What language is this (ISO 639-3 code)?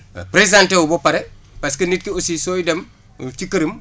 wol